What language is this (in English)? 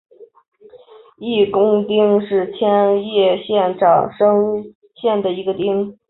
Chinese